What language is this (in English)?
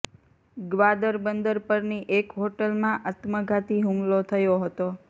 Gujarati